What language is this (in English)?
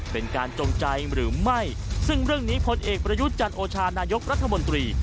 Thai